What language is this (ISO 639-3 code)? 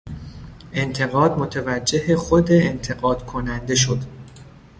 fas